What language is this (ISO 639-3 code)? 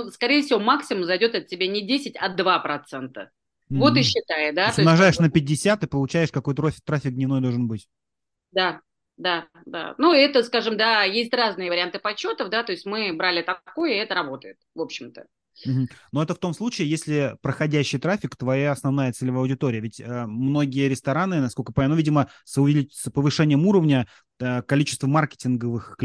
rus